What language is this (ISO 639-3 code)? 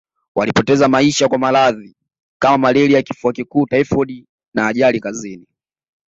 swa